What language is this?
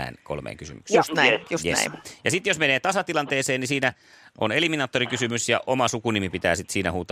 Finnish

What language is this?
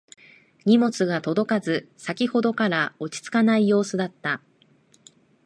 Japanese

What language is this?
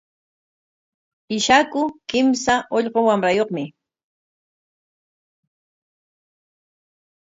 Corongo Ancash Quechua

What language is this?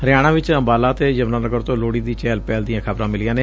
Punjabi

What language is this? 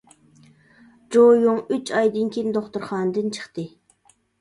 Uyghur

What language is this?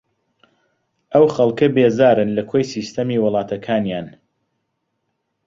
Central Kurdish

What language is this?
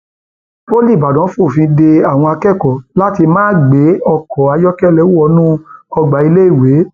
Yoruba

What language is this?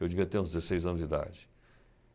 Portuguese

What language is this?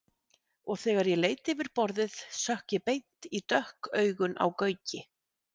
Icelandic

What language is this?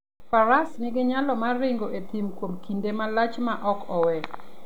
Luo (Kenya and Tanzania)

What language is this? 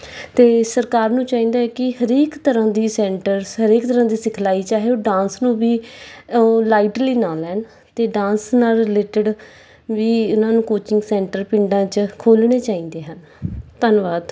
Punjabi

